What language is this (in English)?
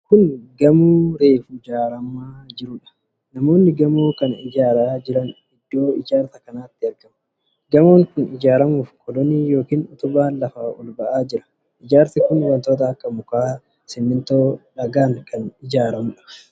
Oromo